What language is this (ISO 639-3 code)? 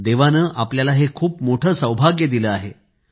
mar